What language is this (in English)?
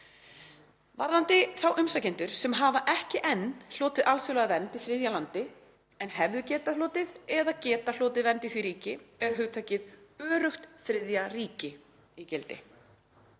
Icelandic